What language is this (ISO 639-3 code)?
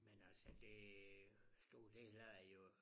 dan